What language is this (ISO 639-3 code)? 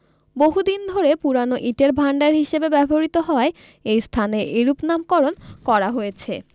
ben